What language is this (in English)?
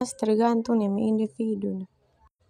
Termanu